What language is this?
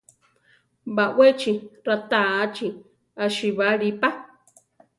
Central Tarahumara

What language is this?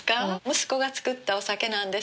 Japanese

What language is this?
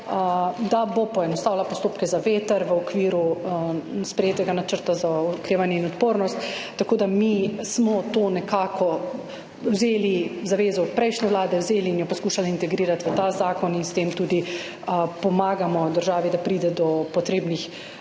Slovenian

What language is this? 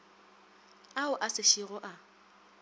Northern Sotho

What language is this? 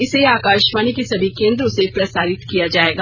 Hindi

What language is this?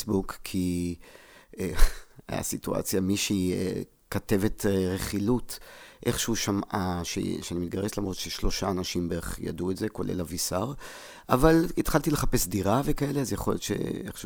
Hebrew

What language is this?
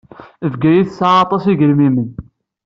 Kabyle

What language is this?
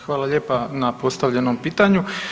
Croatian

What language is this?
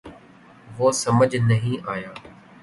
Urdu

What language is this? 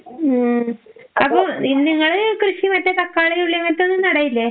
Malayalam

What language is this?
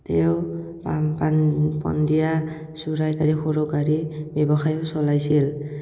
Assamese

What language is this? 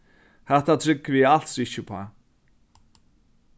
Faroese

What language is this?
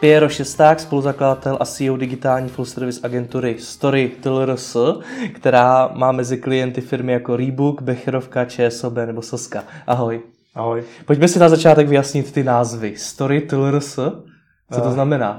Czech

